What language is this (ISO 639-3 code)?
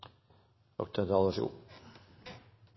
nob